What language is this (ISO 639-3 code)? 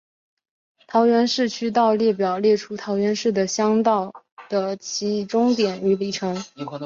zho